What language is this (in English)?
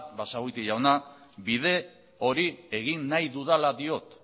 Basque